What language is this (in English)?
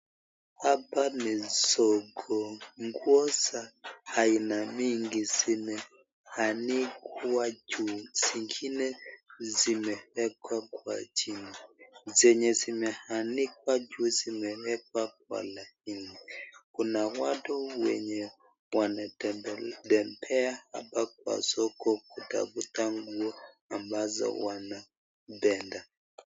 Swahili